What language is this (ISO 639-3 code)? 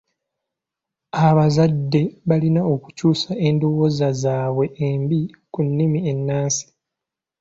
lug